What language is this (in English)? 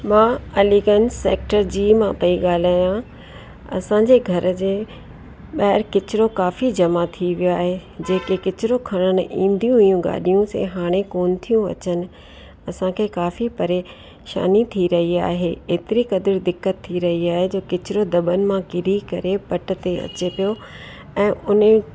Sindhi